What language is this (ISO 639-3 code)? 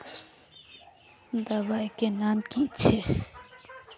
mag